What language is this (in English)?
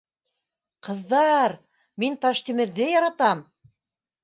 Bashkir